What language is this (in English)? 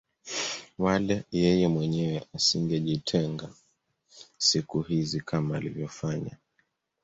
Swahili